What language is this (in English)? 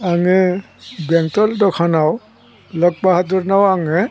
Bodo